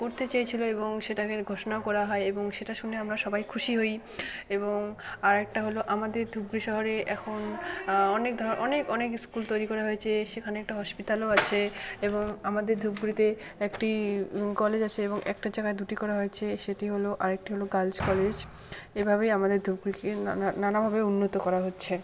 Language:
Bangla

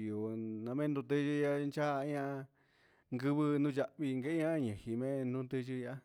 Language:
Huitepec Mixtec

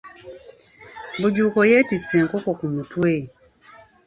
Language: Ganda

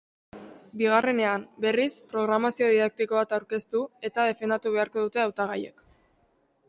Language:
Basque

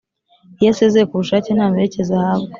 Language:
Kinyarwanda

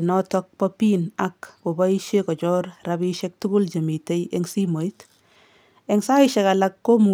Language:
Kalenjin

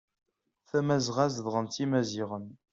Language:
Kabyle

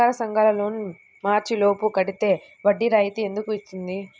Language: Telugu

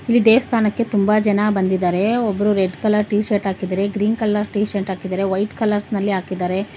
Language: Kannada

